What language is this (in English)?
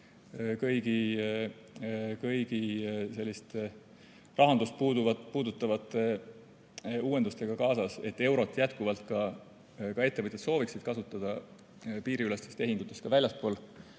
Estonian